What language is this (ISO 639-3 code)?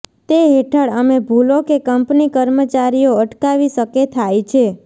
guj